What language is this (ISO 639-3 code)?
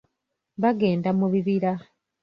lug